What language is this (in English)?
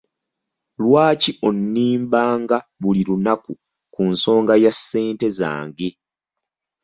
Ganda